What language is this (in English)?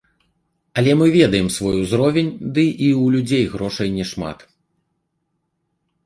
Belarusian